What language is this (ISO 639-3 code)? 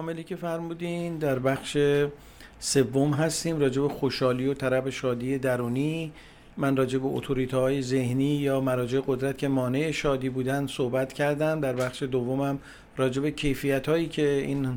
fas